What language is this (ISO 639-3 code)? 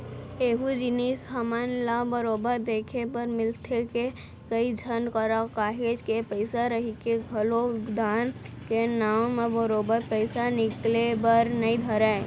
hne